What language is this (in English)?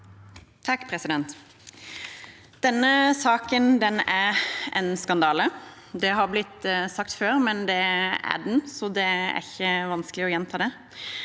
Norwegian